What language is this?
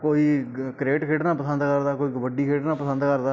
Punjabi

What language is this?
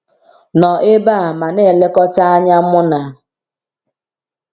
Igbo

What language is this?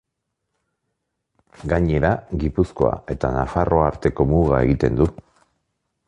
Basque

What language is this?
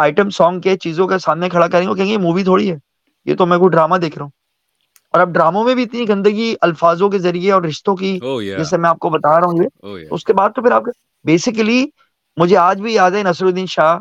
Urdu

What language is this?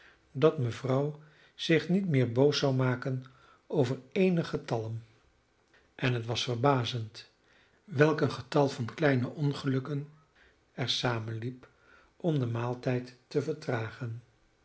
Dutch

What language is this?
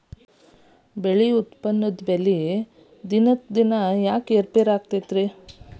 Kannada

